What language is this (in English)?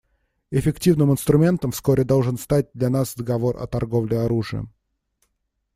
Russian